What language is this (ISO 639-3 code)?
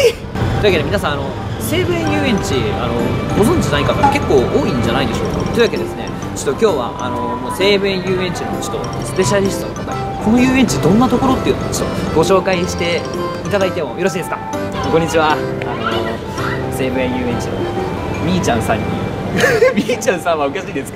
jpn